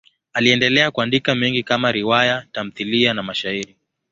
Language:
Swahili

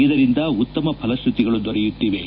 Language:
Kannada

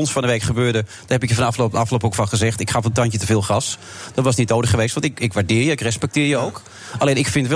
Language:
Dutch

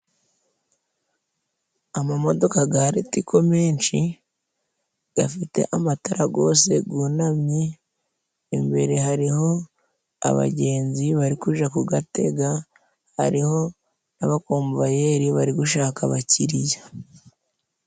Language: Kinyarwanda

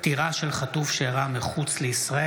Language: Hebrew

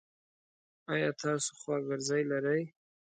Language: Pashto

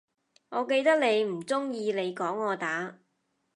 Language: Cantonese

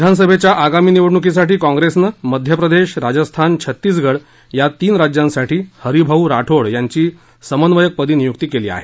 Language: Marathi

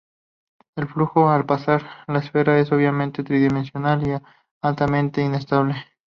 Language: Spanish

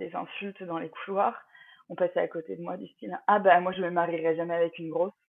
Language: French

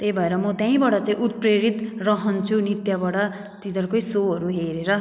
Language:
Nepali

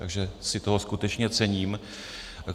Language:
Czech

